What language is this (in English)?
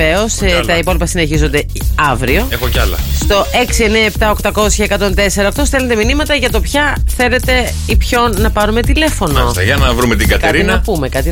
Greek